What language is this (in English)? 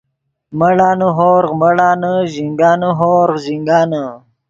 Yidgha